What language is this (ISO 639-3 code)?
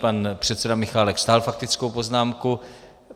ces